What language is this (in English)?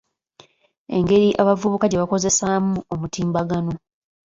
Ganda